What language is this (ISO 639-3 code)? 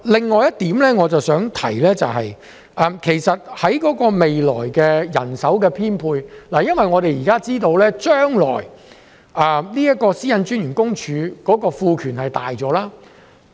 yue